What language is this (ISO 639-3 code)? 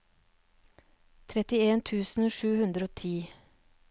nor